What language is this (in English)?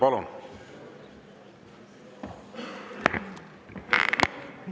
Estonian